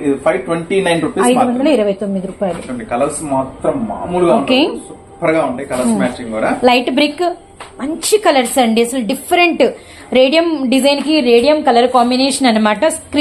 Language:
Telugu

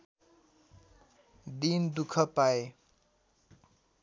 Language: Nepali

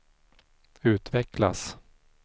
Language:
Swedish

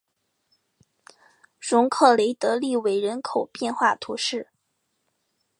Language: Chinese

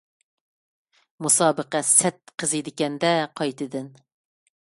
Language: Uyghur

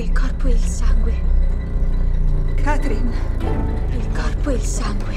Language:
Italian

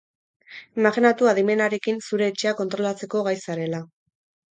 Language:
Basque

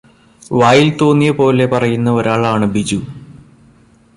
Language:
Malayalam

